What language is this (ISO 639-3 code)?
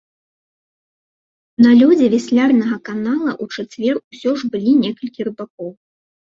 bel